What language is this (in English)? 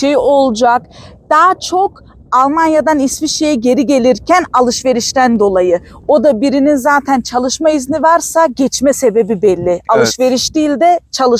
Turkish